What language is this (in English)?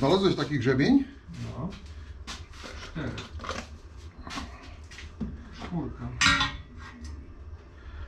Polish